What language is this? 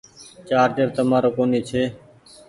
Goaria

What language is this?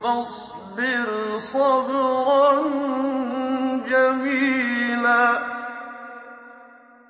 Arabic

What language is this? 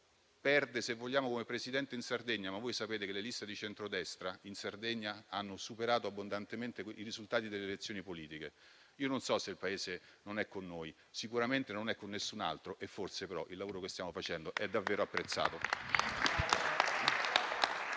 Italian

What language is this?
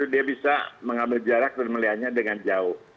Indonesian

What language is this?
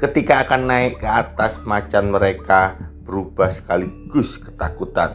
Indonesian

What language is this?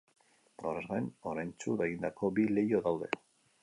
Basque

